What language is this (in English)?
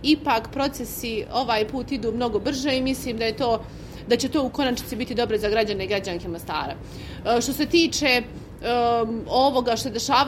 Croatian